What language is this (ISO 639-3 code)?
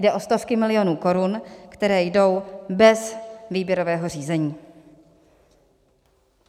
ces